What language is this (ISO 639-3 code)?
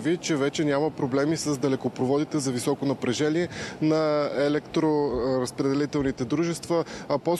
bul